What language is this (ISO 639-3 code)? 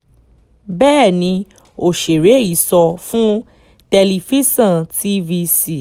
yor